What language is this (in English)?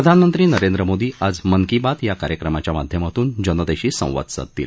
Marathi